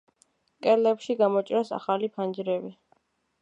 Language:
Georgian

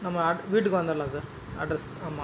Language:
Tamil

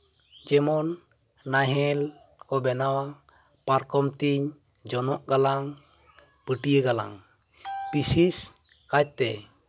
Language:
Santali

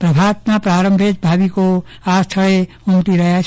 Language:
Gujarati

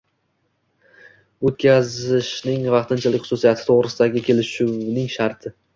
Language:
Uzbek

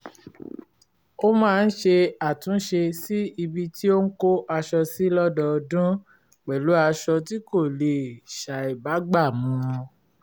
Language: Yoruba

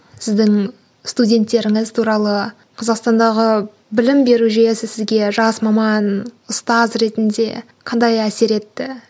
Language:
Kazakh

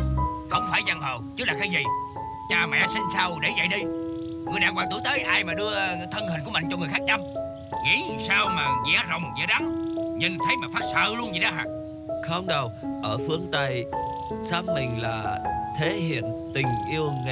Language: Vietnamese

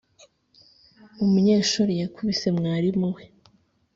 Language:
Kinyarwanda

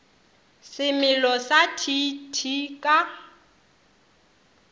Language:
Northern Sotho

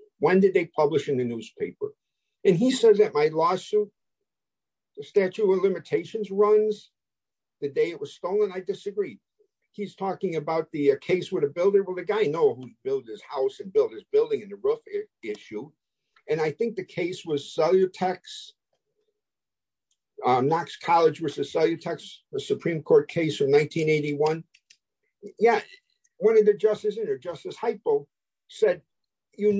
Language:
English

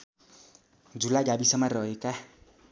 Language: Nepali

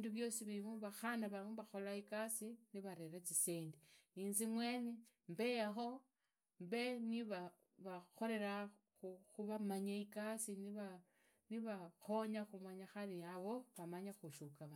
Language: Idakho-Isukha-Tiriki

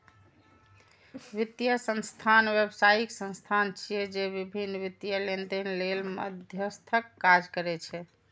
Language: Maithili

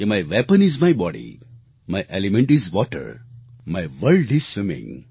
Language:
Gujarati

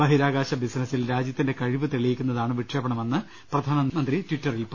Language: Malayalam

